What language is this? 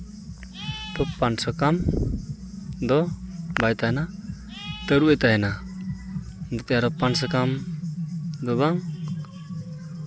Santali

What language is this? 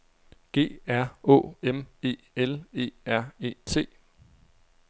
Danish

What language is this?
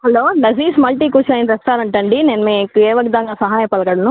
Telugu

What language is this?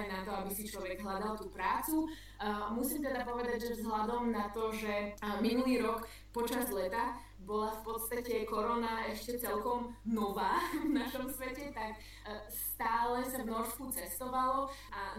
Slovak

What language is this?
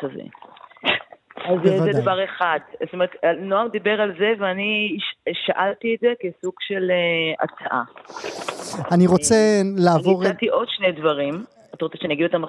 Hebrew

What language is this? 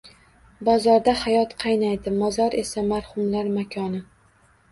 Uzbek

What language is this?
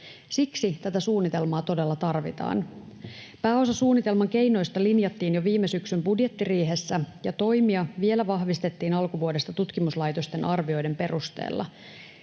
Finnish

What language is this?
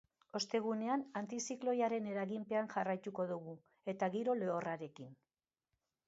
Basque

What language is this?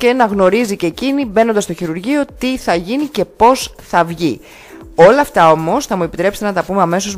Greek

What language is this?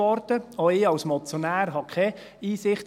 Swiss German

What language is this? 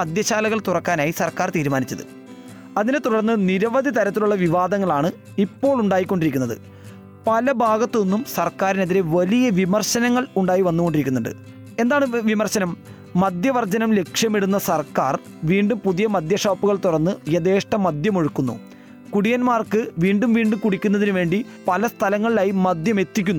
Malayalam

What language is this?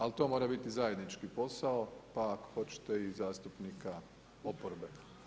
Croatian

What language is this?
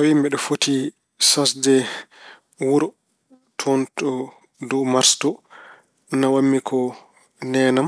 Fula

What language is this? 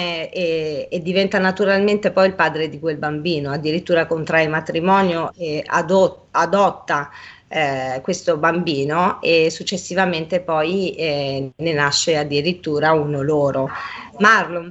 Italian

